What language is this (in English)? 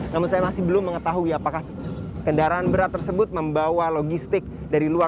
Indonesian